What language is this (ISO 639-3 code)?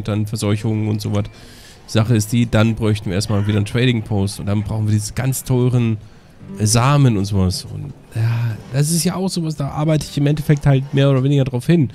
deu